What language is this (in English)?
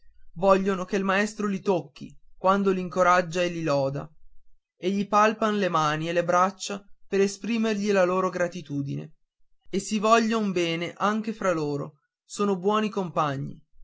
Italian